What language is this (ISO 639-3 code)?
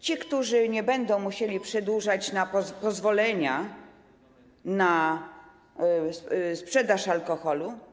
pol